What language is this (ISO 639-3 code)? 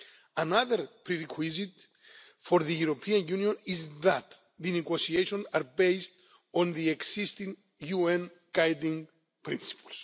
eng